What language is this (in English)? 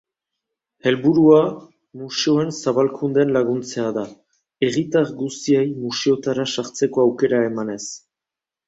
Basque